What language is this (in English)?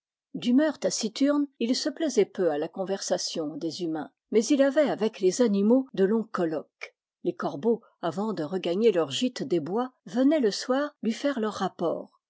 French